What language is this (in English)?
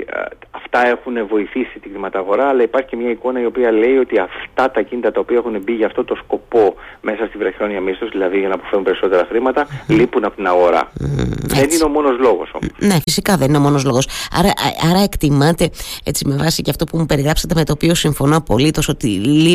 Greek